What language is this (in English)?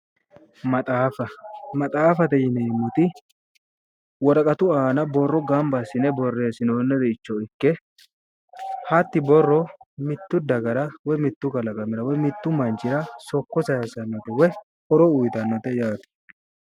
Sidamo